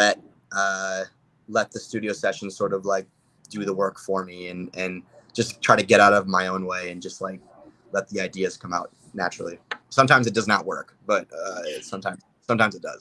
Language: English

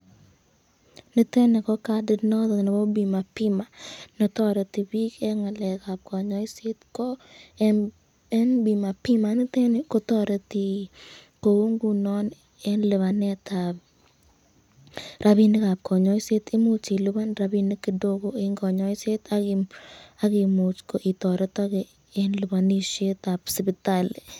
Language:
Kalenjin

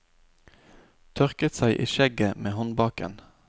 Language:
Norwegian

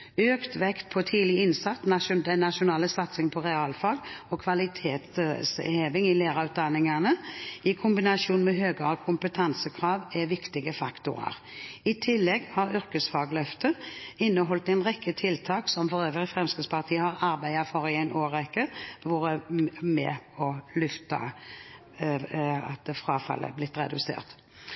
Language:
Norwegian Bokmål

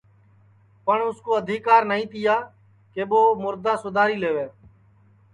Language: Sansi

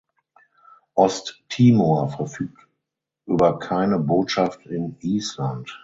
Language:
German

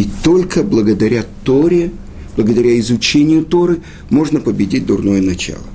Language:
Russian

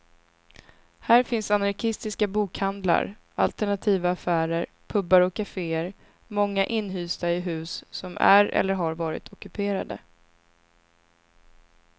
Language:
Swedish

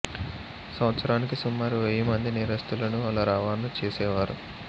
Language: Telugu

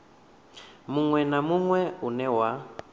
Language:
Venda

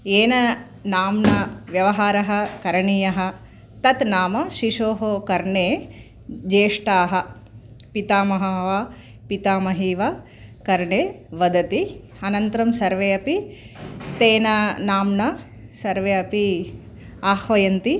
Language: Sanskrit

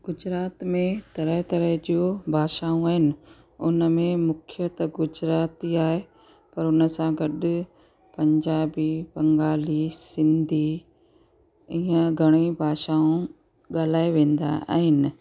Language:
Sindhi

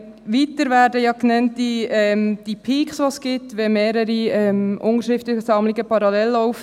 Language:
Swiss German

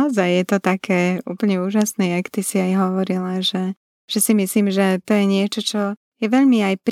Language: Slovak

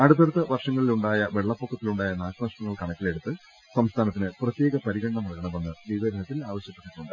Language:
Malayalam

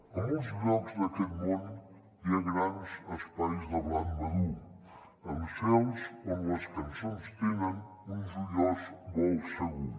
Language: Catalan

